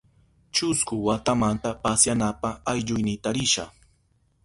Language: Southern Pastaza Quechua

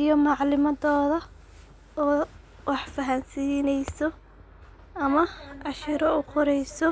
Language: Somali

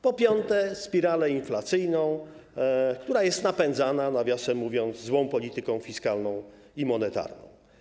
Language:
Polish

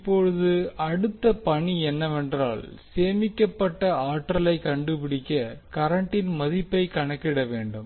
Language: Tamil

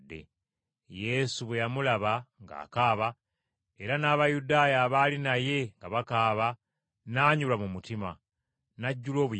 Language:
Ganda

